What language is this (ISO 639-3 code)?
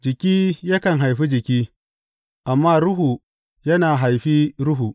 hau